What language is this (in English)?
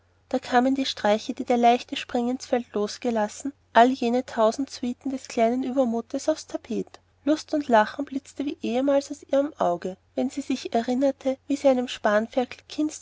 German